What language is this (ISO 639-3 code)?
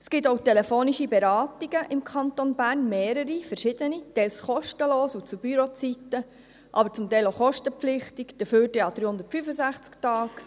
gsw